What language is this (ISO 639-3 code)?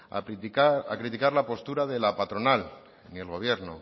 spa